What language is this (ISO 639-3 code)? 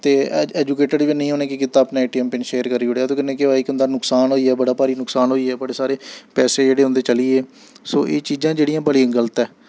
doi